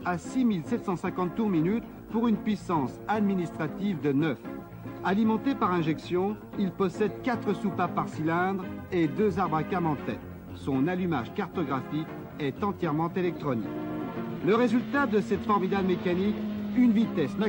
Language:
French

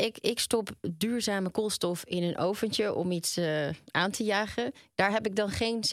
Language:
Dutch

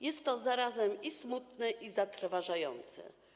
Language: Polish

